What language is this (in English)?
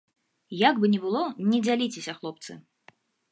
Belarusian